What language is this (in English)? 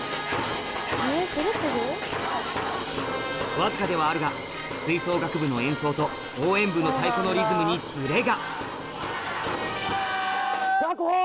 Japanese